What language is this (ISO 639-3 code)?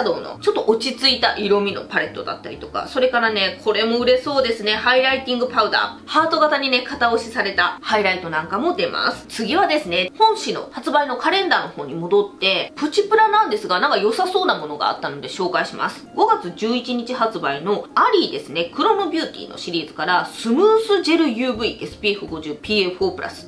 jpn